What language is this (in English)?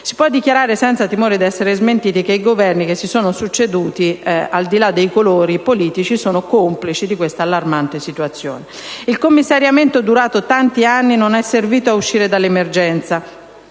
Italian